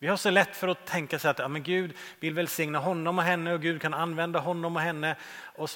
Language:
Swedish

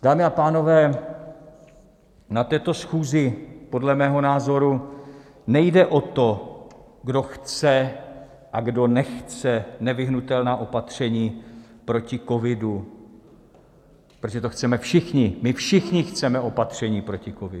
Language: Czech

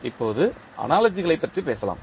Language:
Tamil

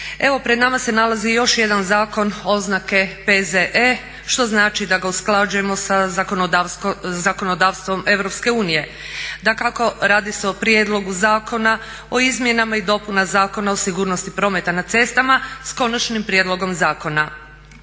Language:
Croatian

